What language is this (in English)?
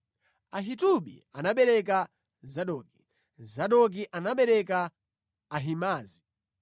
Nyanja